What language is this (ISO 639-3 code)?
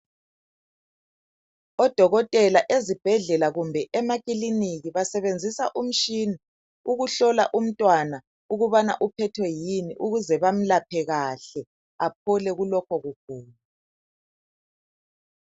nde